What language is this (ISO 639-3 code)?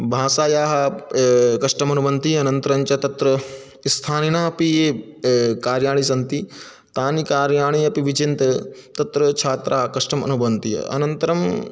san